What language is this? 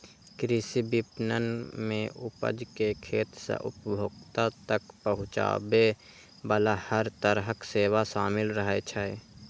Maithili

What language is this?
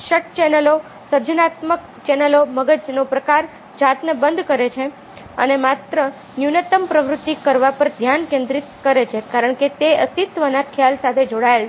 Gujarati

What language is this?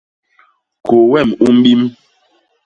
Basaa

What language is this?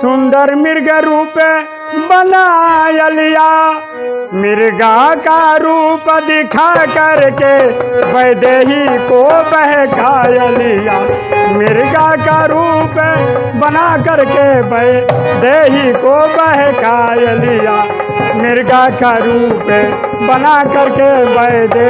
Hindi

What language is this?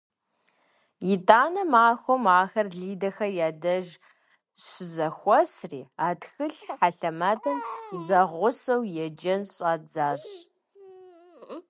Kabardian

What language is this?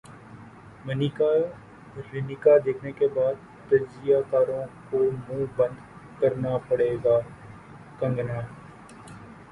Urdu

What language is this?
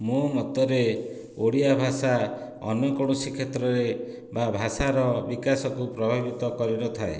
Odia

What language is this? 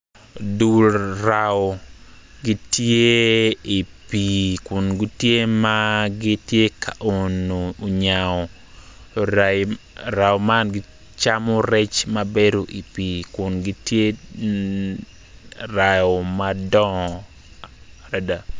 Acoli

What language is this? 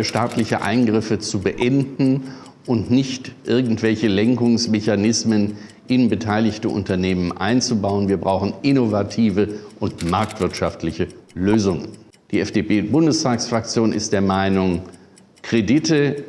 German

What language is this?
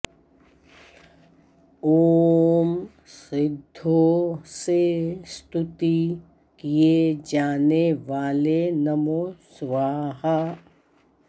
Sanskrit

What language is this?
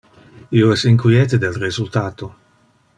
Interlingua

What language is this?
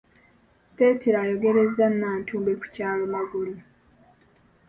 Ganda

